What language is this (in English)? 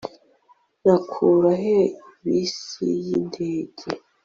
Kinyarwanda